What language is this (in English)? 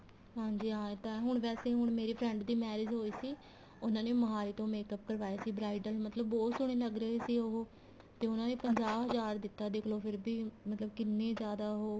Punjabi